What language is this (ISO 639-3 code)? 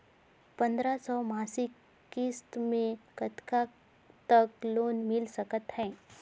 hne